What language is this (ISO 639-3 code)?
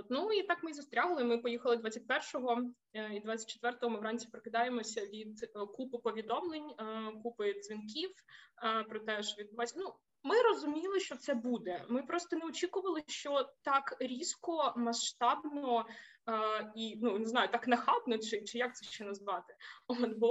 ukr